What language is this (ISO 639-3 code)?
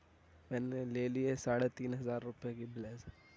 urd